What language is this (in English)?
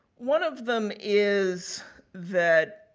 English